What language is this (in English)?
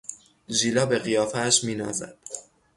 Persian